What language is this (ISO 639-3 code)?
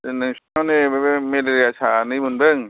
brx